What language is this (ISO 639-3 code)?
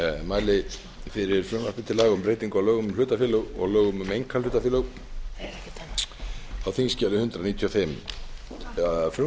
isl